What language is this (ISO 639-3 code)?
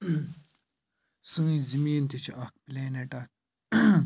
kas